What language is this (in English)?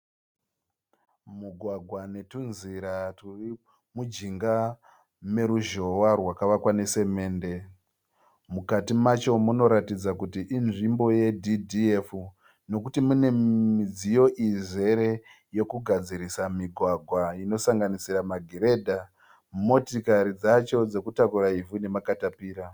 Shona